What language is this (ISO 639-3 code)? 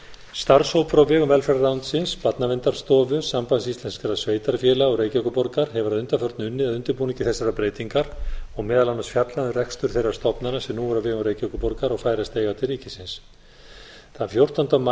isl